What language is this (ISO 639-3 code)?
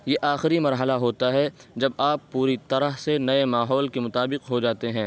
urd